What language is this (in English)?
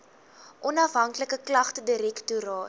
Afrikaans